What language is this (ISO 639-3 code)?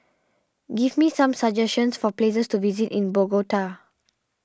eng